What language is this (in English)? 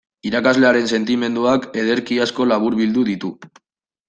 Basque